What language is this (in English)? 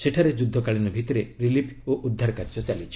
Odia